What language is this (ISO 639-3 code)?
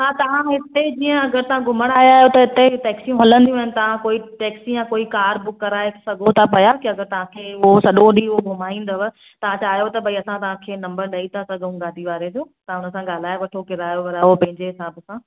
snd